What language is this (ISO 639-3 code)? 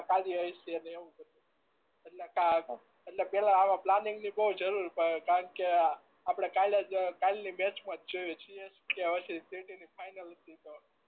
guj